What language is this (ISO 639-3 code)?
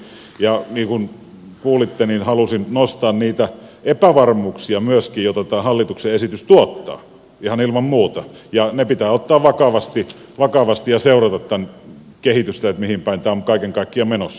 fin